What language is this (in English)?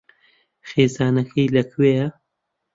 Central Kurdish